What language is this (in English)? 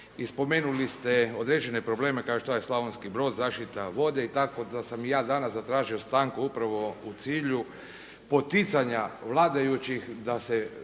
Croatian